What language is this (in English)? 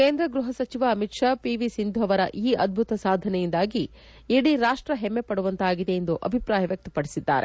Kannada